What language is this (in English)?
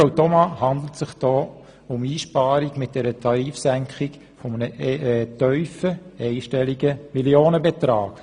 Swiss German